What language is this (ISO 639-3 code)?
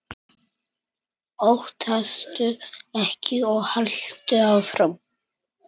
isl